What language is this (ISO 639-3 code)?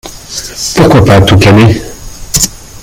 fra